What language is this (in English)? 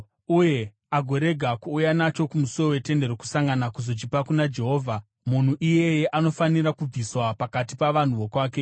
Shona